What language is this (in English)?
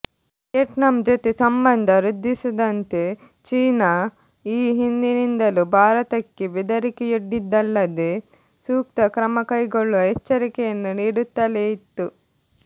Kannada